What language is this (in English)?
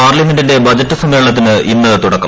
Malayalam